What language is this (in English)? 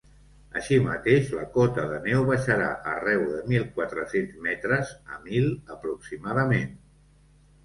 Catalan